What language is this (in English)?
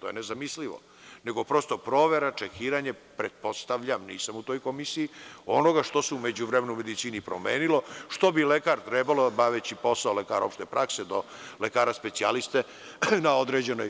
Serbian